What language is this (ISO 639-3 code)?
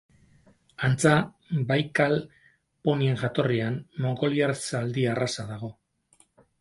eus